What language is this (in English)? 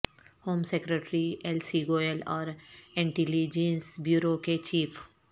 Urdu